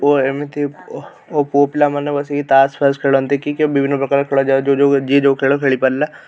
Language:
Odia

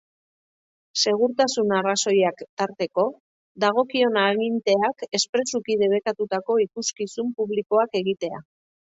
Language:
Basque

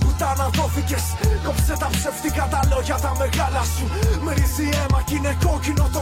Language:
Greek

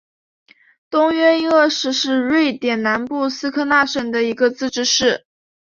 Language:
Chinese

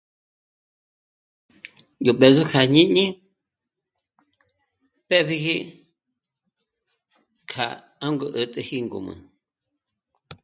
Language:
Michoacán Mazahua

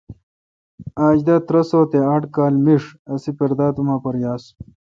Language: Kalkoti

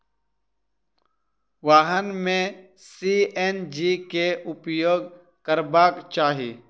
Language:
Maithili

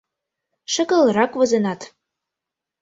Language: Mari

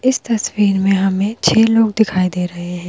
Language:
Hindi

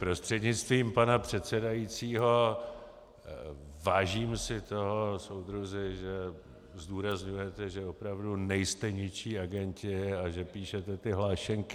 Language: Czech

